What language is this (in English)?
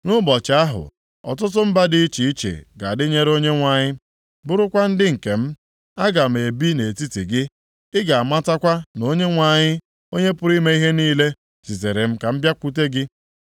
Igbo